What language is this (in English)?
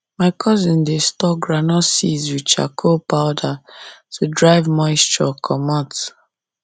Nigerian Pidgin